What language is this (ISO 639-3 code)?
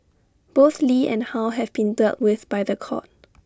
eng